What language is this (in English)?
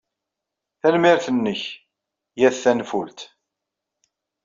Kabyle